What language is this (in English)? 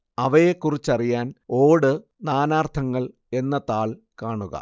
Malayalam